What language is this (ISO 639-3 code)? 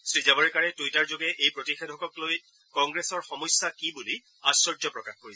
asm